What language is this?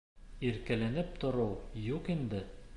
Bashkir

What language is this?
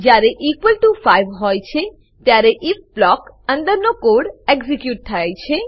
Gujarati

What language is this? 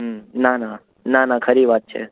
Gujarati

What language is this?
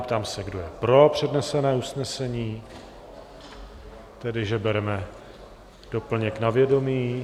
Czech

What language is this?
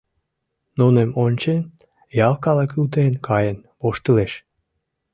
Mari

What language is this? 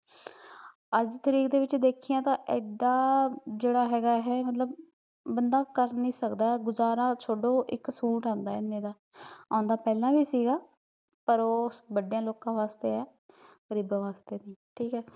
Punjabi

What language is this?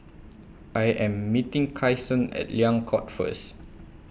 English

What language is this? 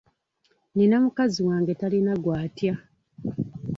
Ganda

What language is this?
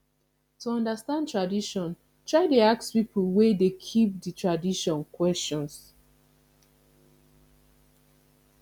Nigerian Pidgin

